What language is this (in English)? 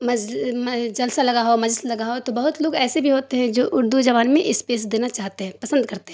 Urdu